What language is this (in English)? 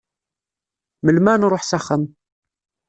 Kabyle